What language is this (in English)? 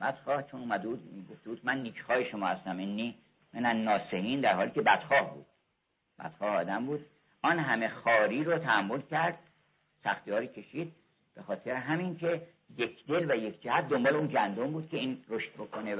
Persian